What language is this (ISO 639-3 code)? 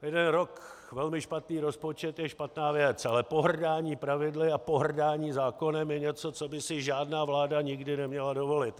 ces